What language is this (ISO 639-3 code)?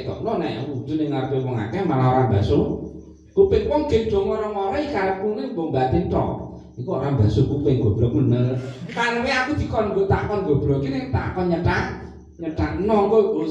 ind